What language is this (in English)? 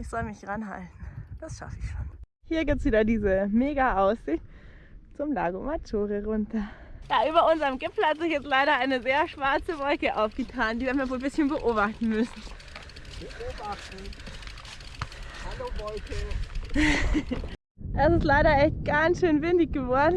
German